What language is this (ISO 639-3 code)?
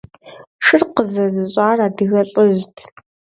kbd